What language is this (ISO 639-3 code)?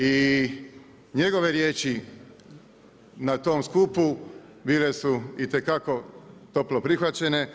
hrv